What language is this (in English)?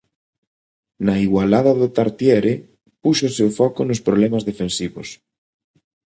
Galician